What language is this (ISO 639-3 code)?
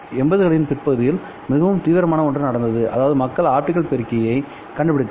tam